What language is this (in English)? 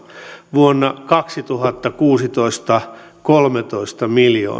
Finnish